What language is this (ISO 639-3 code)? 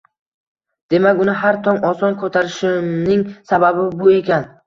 uzb